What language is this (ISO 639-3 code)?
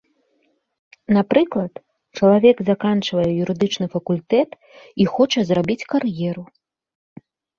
bel